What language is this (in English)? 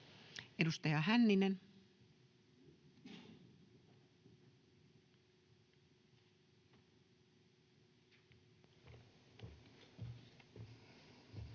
Finnish